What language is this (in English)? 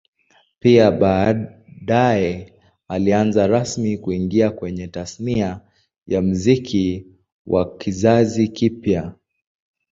Swahili